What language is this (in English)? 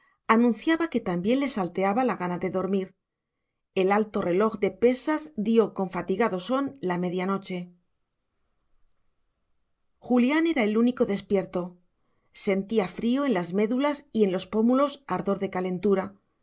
Spanish